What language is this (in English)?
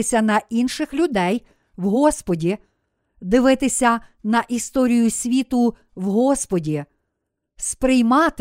Ukrainian